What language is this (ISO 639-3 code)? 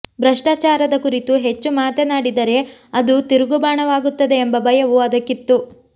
kan